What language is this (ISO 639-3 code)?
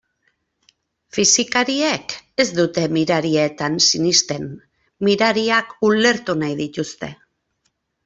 eus